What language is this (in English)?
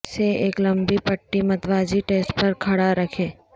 Urdu